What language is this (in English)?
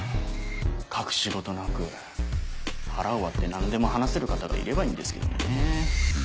Japanese